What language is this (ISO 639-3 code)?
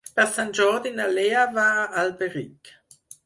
cat